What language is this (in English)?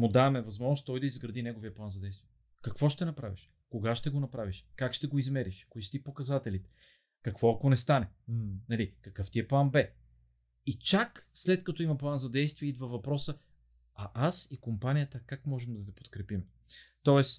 Bulgarian